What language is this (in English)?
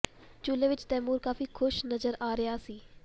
Punjabi